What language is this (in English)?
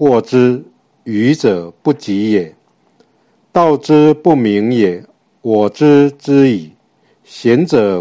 Chinese